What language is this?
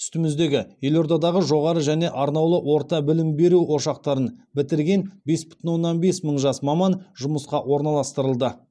Kazakh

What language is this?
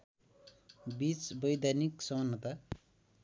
Nepali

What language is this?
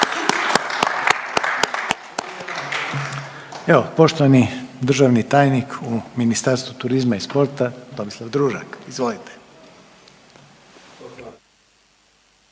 Croatian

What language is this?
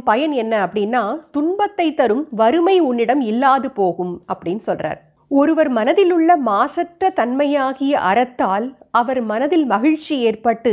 Tamil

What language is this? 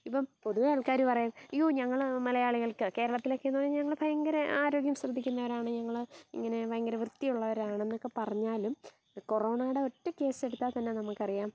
Malayalam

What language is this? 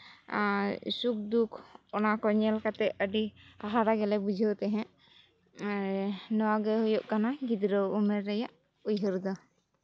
Santali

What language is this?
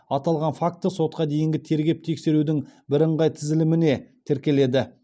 Kazakh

